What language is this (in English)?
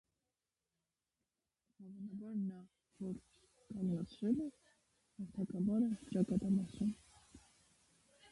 Armenian